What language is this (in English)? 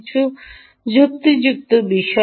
Bangla